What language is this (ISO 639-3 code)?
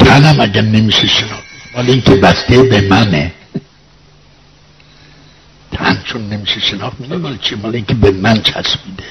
fas